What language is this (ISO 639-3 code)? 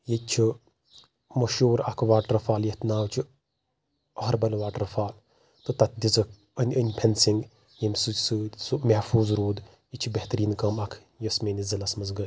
kas